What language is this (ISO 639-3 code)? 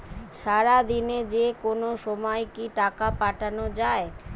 ben